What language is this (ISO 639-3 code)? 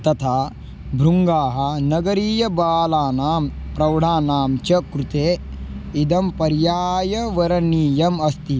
san